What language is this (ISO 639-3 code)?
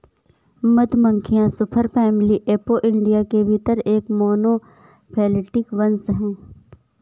hin